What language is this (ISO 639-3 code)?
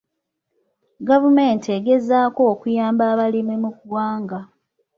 lug